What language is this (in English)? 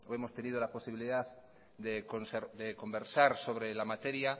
Spanish